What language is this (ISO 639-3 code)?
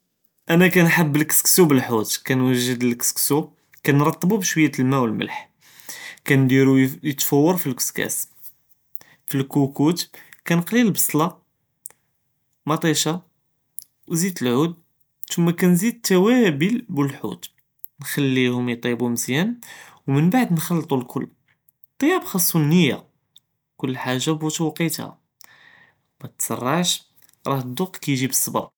jrb